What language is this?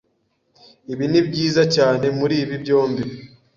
Kinyarwanda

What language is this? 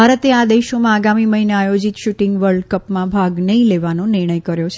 Gujarati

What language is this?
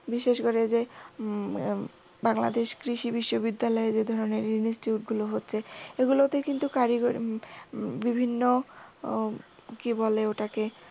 Bangla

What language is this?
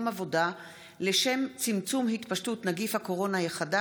Hebrew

